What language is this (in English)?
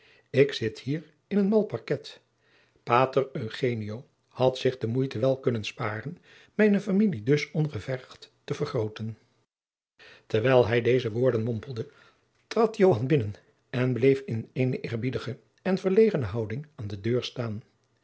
Dutch